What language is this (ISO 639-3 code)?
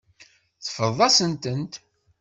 kab